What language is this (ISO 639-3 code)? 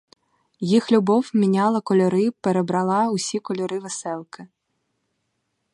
ukr